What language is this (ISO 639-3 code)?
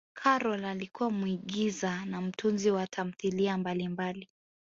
swa